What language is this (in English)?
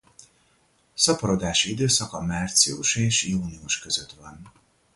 Hungarian